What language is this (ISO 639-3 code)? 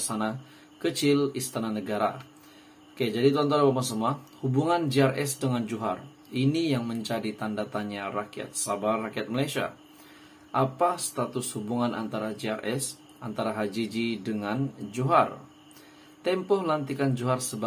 ind